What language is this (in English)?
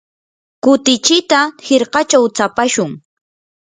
Yanahuanca Pasco Quechua